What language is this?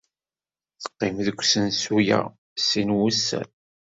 Kabyle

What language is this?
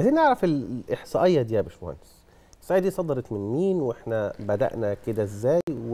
Arabic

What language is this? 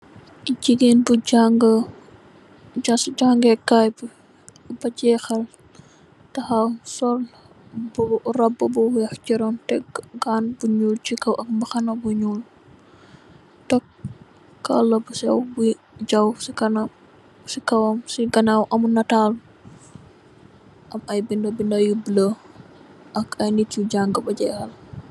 Wolof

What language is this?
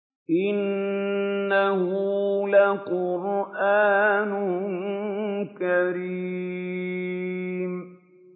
Arabic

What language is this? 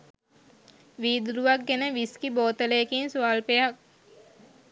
Sinhala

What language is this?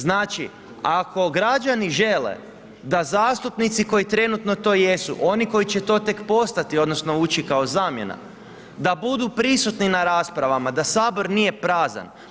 Croatian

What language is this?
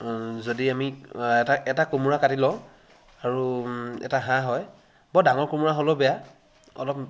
Assamese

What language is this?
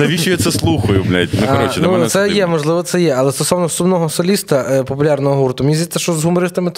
Ukrainian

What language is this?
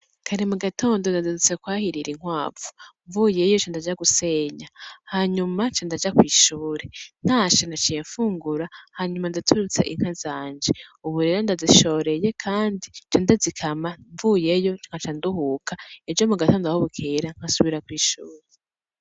Rundi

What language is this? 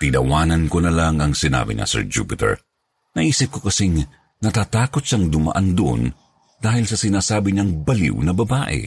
Filipino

